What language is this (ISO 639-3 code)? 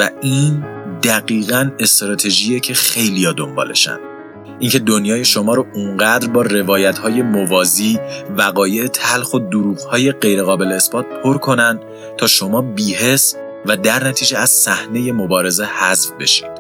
fas